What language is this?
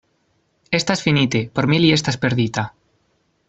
Esperanto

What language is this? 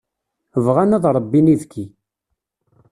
Kabyle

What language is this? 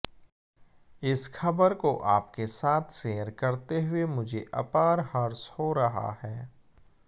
Hindi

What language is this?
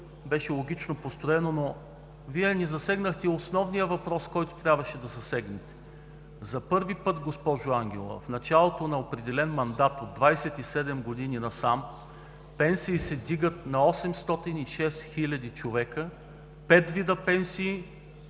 Bulgarian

